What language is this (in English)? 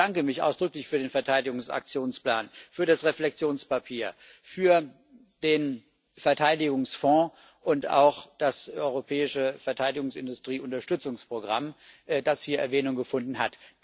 German